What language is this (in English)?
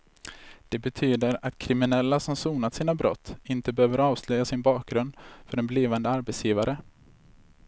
Swedish